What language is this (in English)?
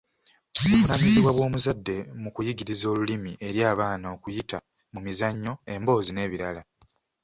Ganda